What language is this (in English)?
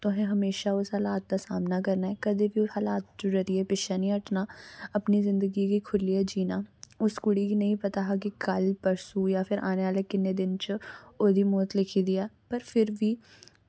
Dogri